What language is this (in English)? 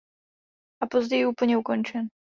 Czech